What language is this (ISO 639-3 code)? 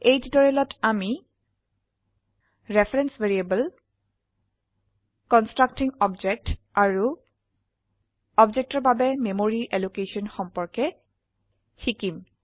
asm